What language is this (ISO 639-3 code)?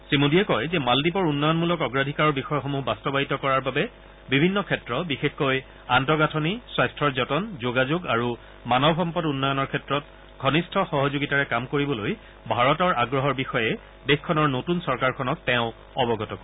asm